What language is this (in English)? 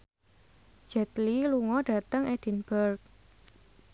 Javanese